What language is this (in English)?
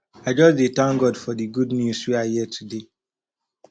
Nigerian Pidgin